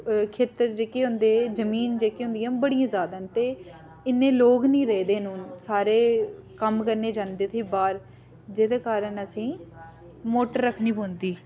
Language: Dogri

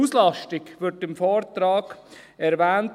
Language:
Swiss German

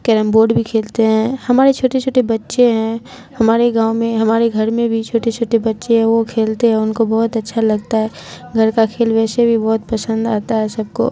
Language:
Urdu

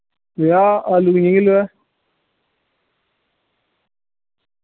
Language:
Dogri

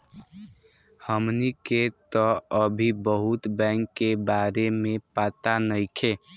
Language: Bhojpuri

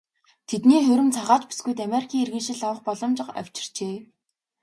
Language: Mongolian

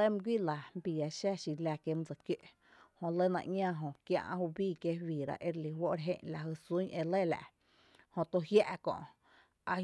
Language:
Tepinapa Chinantec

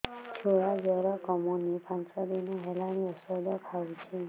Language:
Odia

